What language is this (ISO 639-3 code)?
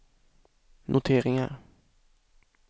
swe